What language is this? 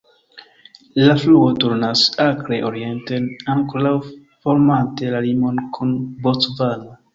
Esperanto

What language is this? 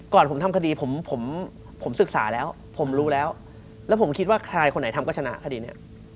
Thai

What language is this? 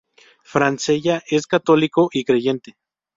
Spanish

